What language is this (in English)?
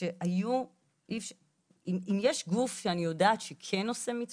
Hebrew